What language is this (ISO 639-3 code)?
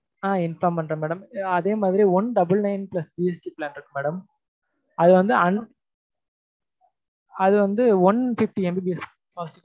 tam